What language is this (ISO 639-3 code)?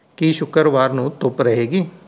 pan